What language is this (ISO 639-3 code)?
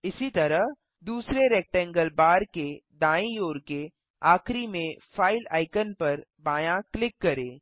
hin